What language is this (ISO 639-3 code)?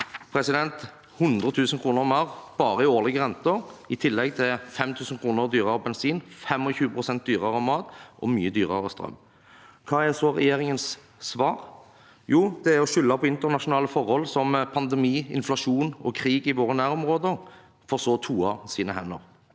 nor